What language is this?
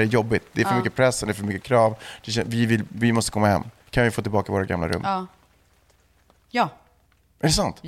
Swedish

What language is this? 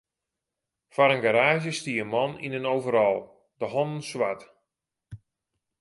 Western Frisian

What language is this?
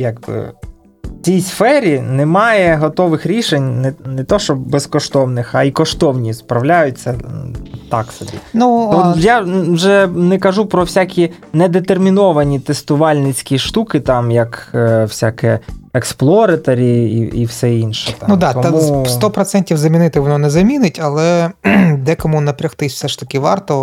Ukrainian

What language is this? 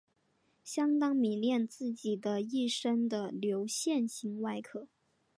Chinese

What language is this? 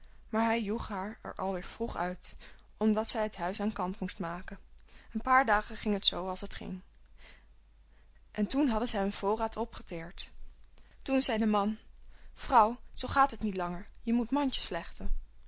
Dutch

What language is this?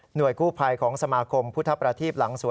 Thai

